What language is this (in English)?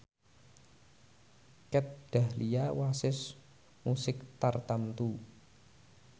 Javanese